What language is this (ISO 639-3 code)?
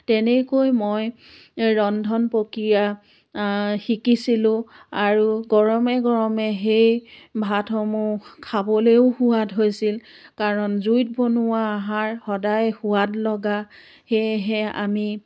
asm